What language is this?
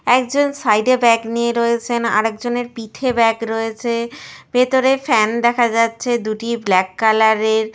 Bangla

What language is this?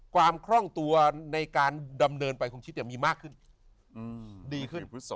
Thai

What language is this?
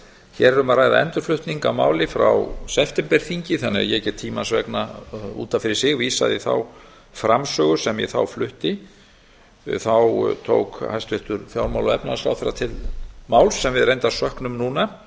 Icelandic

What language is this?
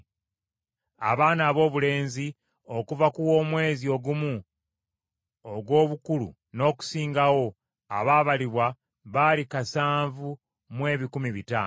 Ganda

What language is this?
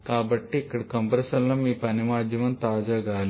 Telugu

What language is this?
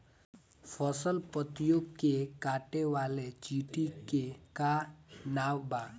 Bhojpuri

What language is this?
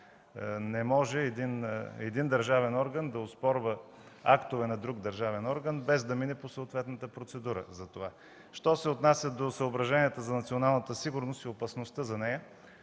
Bulgarian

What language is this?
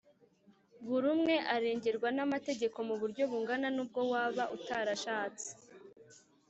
Kinyarwanda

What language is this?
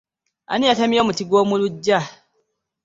Ganda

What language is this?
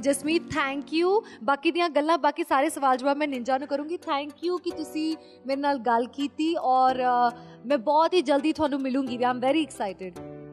Punjabi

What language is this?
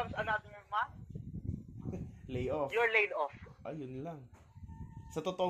Filipino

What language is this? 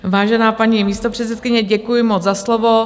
Czech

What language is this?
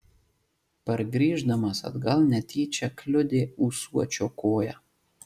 Lithuanian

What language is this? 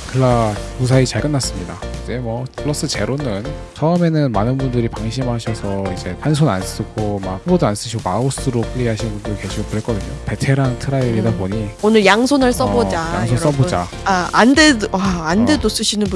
Korean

